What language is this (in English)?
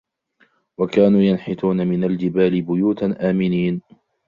Arabic